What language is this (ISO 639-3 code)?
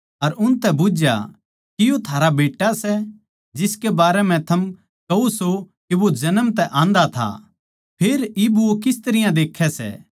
bgc